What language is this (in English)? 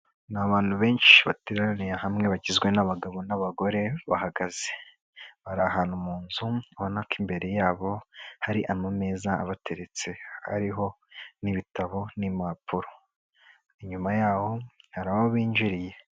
Kinyarwanda